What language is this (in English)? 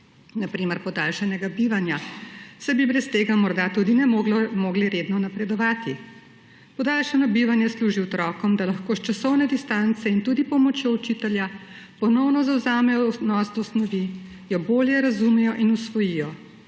Slovenian